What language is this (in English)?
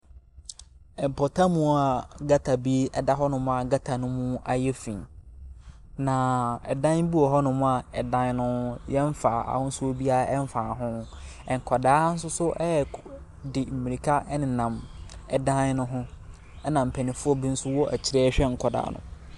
Akan